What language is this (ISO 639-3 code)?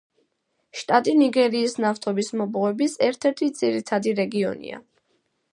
kat